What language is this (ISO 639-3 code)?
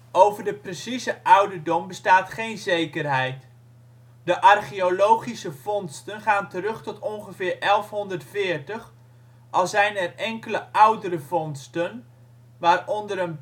nld